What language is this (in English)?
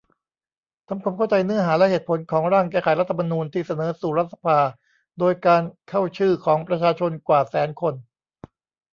Thai